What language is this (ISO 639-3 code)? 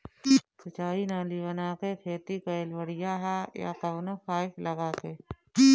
bho